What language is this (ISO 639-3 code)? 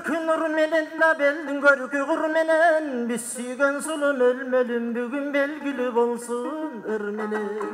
tur